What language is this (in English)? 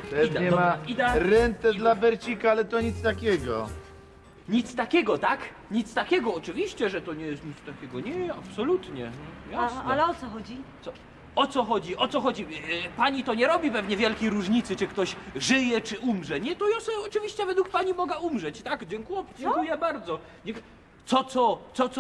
Polish